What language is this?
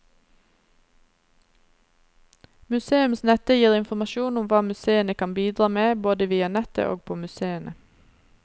Norwegian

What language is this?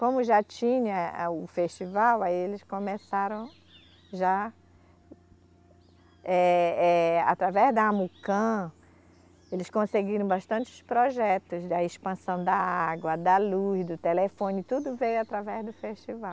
Portuguese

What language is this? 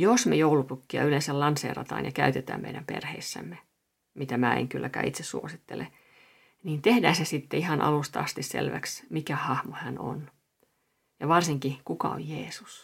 Finnish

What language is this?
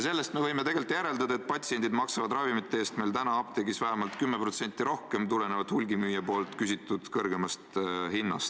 Estonian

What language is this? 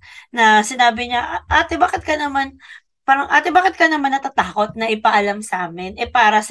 Filipino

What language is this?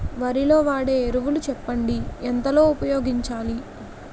Telugu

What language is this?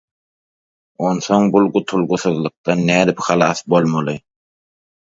Turkmen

